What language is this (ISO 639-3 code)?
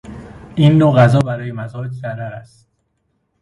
fas